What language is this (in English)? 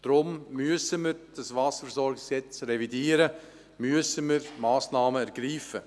Swiss German